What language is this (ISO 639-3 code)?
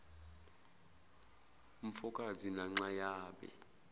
zul